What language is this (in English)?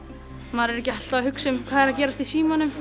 Icelandic